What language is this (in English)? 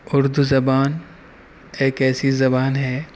Urdu